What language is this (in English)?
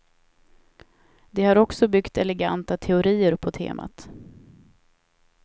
Swedish